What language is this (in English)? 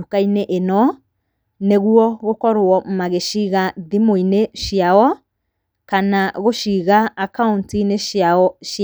Kikuyu